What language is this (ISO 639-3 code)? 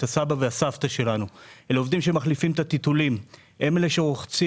heb